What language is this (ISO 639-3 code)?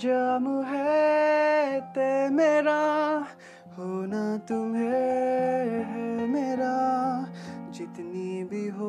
hin